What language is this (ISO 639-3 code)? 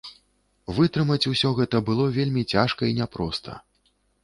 bel